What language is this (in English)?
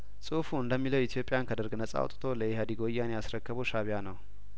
Amharic